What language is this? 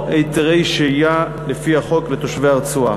Hebrew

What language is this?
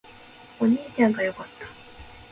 Japanese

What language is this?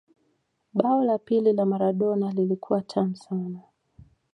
Swahili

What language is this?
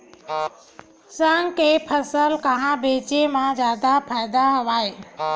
Chhattisgarhi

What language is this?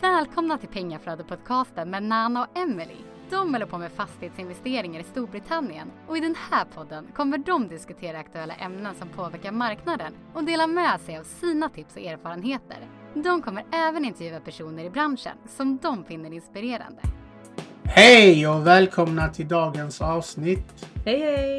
Swedish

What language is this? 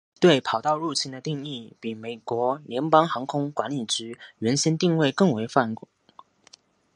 Chinese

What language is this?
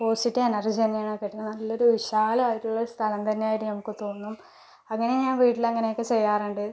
Malayalam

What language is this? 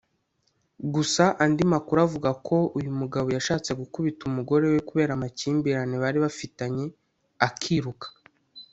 Kinyarwanda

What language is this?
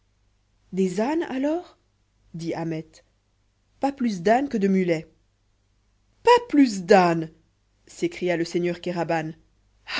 French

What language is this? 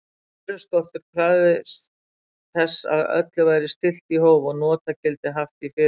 Icelandic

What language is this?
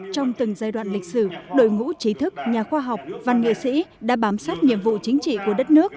Vietnamese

